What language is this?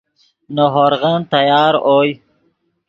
Yidgha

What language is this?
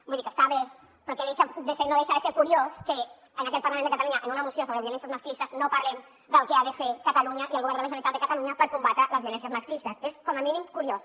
Catalan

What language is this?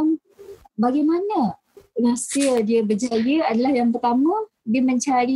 Malay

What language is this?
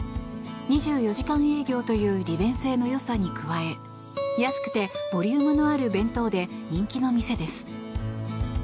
Japanese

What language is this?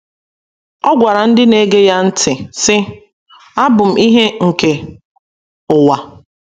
Igbo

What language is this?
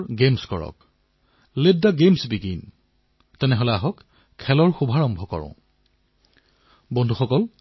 Assamese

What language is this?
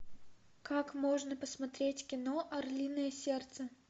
Russian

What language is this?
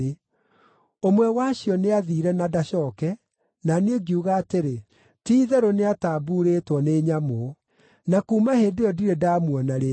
Kikuyu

